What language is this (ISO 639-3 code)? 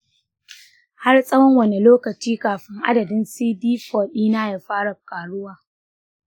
hau